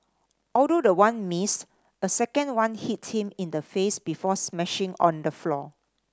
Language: English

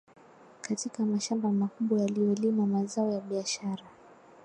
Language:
Swahili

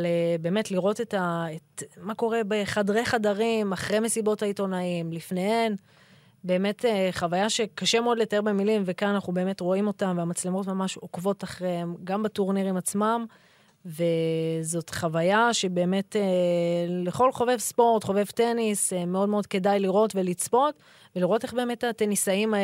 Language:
Hebrew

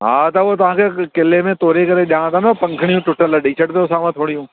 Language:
Sindhi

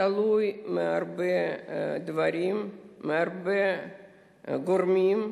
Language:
Hebrew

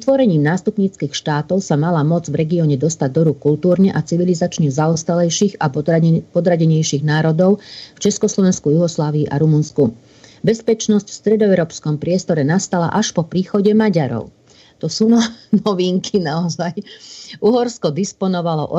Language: Slovak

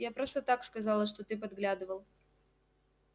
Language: Russian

